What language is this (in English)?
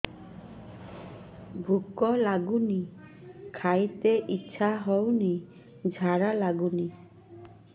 Odia